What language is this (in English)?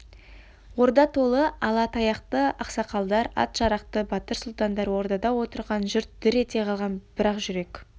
Kazakh